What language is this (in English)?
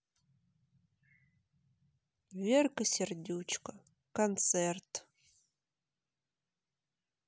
Russian